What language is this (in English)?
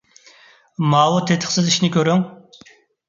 Uyghur